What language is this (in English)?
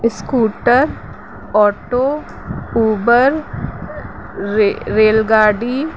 Sindhi